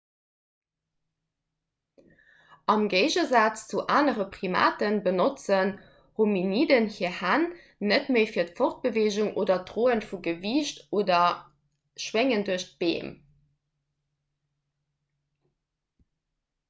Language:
Luxembourgish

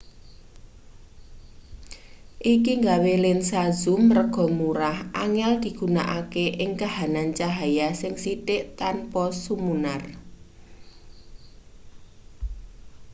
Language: Javanese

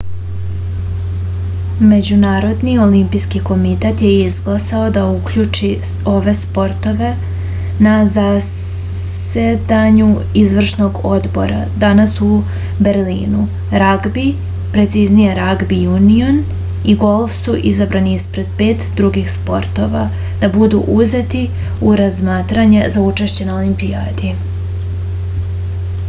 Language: Serbian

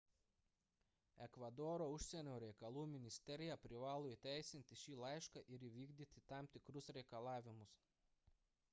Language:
Lithuanian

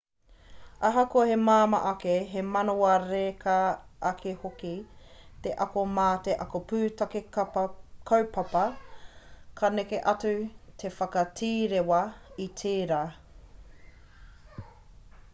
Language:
Māori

